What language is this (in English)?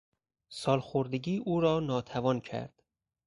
Persian